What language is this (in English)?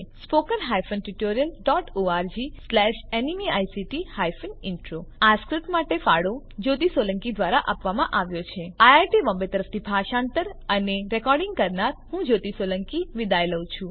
Gujarati